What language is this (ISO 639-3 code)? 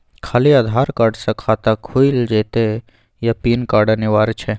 mai